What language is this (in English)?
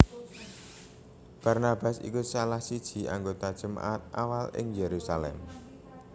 Javanese